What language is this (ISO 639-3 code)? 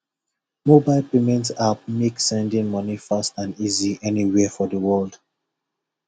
pcm